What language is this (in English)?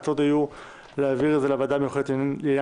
Hebrew